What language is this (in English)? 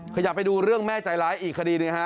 Thai